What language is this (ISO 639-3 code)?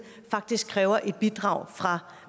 dan